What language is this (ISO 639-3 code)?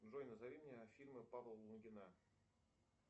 rus